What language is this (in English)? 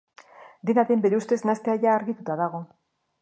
Basque